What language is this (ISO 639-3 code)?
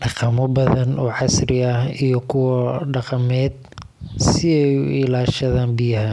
som